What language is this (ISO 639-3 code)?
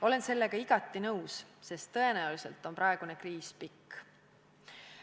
est